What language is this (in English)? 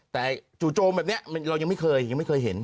Thai